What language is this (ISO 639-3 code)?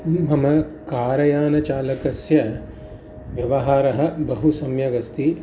san